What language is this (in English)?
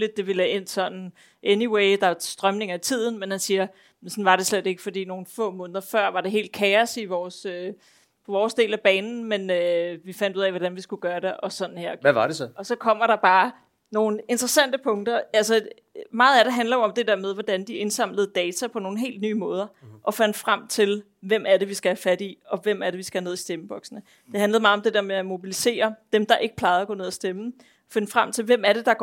Danish